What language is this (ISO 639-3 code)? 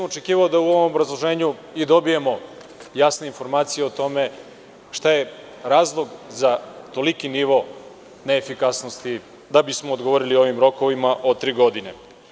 srp